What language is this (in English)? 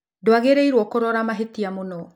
Kikuyu